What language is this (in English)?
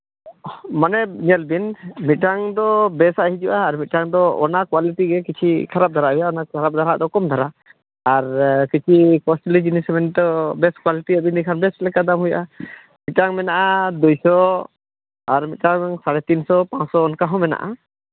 Santali